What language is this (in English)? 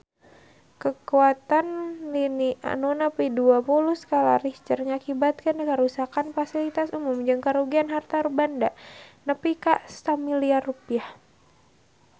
Sundanese